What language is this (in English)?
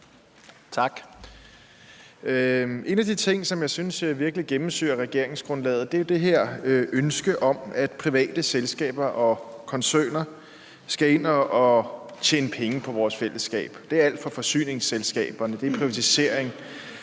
Danish